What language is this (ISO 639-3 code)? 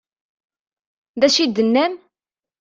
kab